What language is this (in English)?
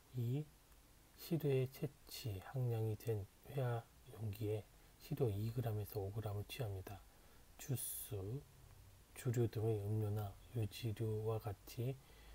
Korean